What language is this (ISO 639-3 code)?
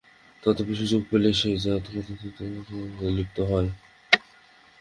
ben